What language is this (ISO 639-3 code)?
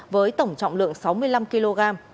vie